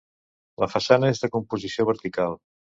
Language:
Catalan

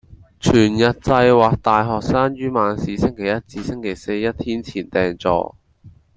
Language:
Cantonese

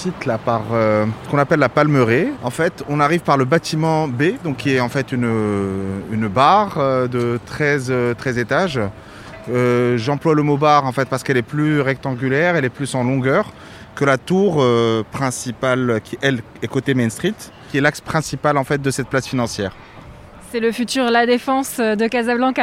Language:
French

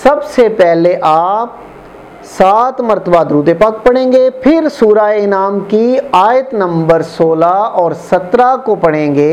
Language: Urdu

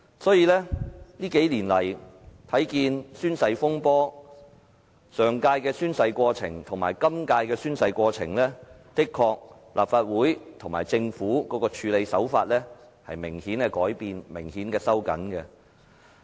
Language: Cantonese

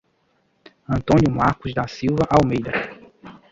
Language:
Portuguese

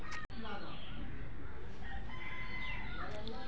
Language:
Magahi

